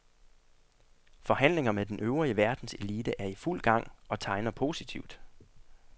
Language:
Danish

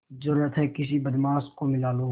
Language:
Hindi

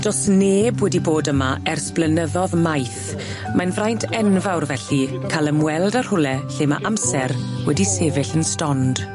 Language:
Welsh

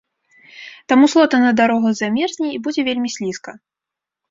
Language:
Belarusian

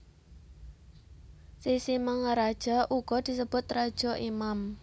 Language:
Javanese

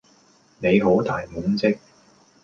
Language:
Cantonese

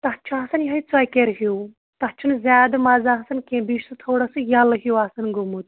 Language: Kashmiri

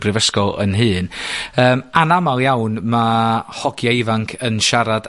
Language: Welsh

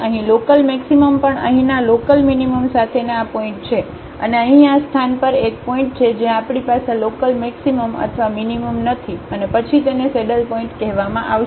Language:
Gujarati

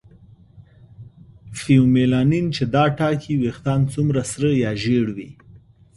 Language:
Pashto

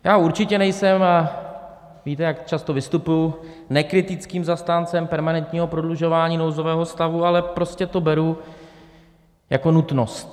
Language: Czech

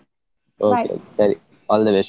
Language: Kannada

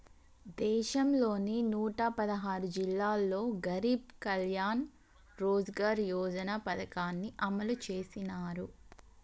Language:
Telugu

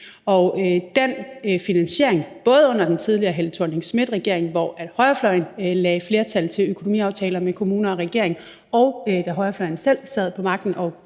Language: Danish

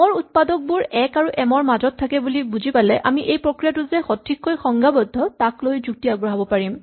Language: Assamese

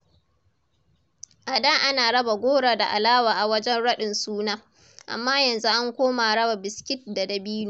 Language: Hausa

